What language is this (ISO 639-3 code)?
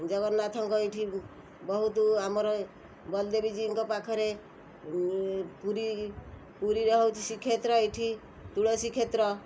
ori